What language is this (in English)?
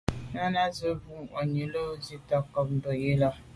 Medumba